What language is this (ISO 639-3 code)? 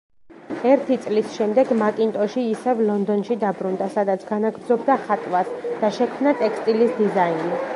kat